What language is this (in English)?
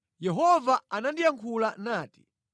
Nyanja